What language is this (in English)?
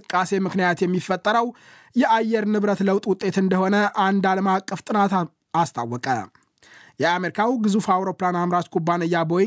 Amharic